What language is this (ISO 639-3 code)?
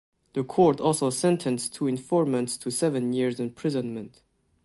eng